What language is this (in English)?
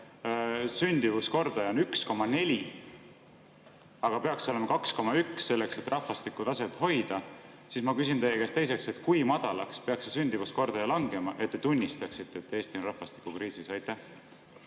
Estonian